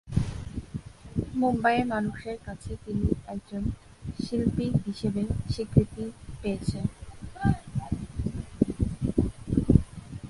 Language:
Bangla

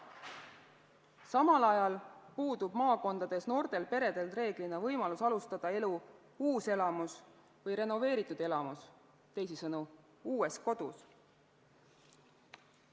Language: Estonian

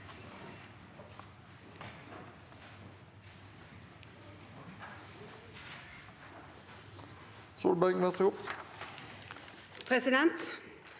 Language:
Norwegian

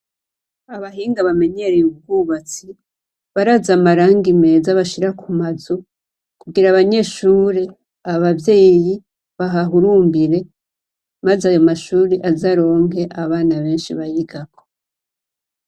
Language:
Rundi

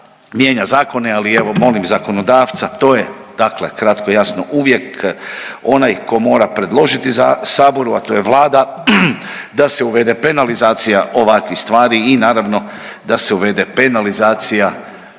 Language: Croatian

